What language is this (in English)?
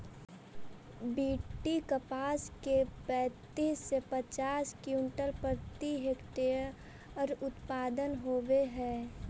Magahi